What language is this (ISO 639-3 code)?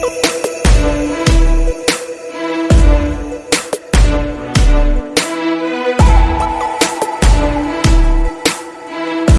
hin